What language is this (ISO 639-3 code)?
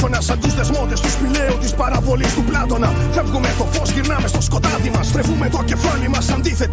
ell